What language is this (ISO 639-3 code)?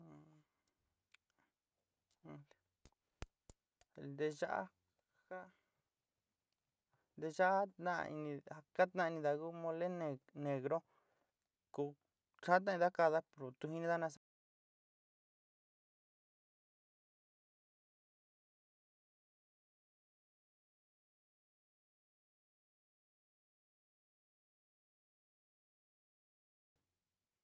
xti